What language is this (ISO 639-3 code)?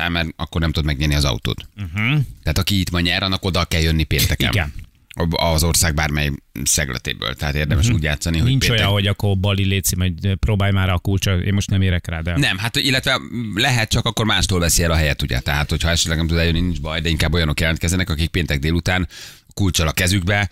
hun